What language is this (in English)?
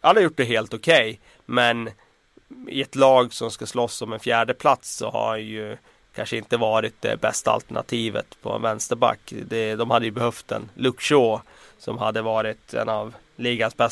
Swedish